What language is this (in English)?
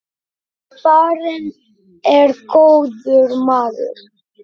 Icelandic